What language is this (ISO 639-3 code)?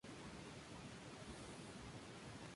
spa